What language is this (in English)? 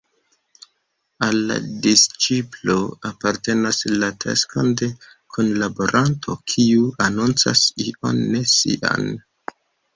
Esperanto